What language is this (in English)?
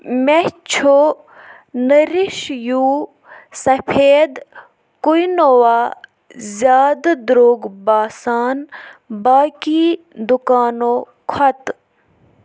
Kashmiri